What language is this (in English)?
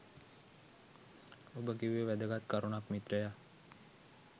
Sinhala